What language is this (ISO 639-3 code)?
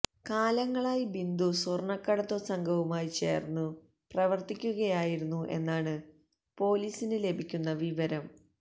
mal